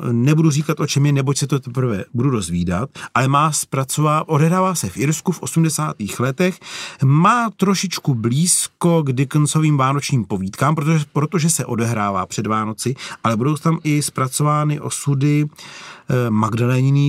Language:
Czech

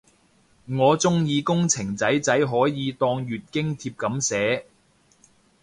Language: Cantonese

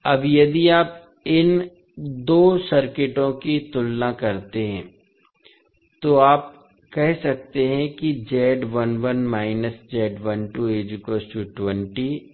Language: Hindi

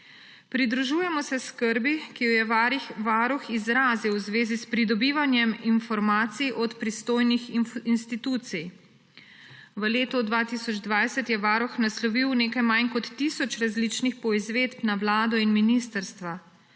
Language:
Slovenian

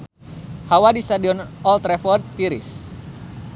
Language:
Sundanese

